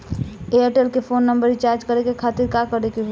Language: Bhojpuri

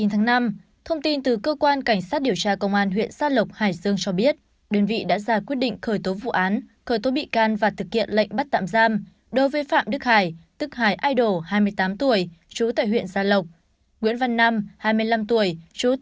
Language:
Vietnamese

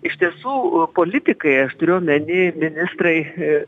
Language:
Lithuanian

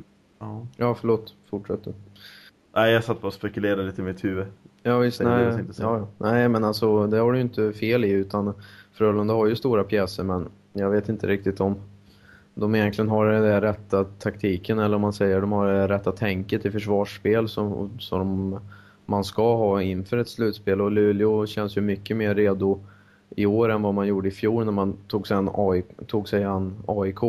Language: Swedish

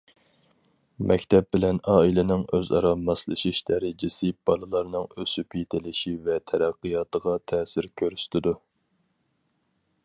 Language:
Uyghur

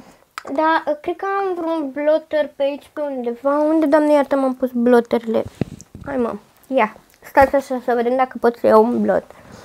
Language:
Romanian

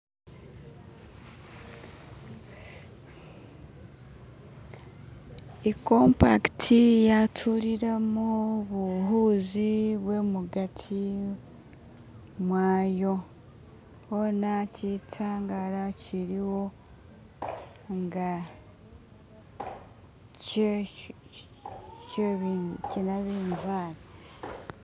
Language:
Masaaba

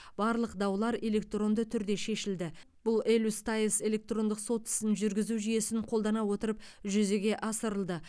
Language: Kazakh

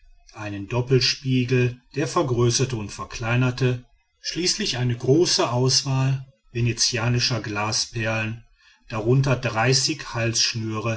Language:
German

